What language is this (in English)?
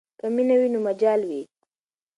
Pashto